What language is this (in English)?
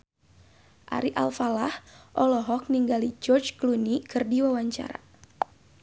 Sundanese